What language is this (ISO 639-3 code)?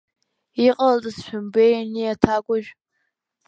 abk